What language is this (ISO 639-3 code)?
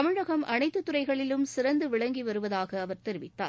tam